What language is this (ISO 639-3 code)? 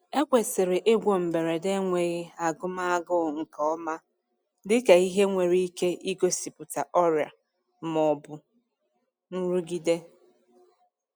ibo